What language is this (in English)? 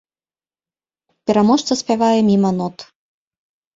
Belarusian